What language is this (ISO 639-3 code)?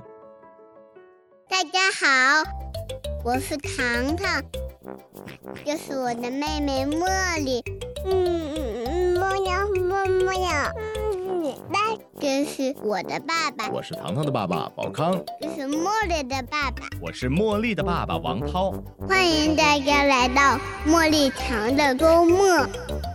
zho